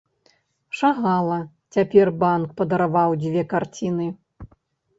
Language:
Belarusian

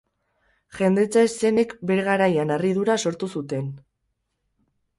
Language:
Basque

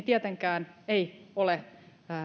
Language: Finnish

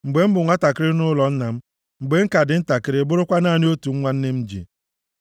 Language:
Igbo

